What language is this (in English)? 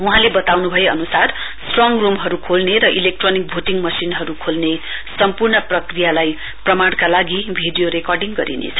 Nepali